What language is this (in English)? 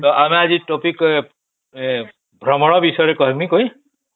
Odia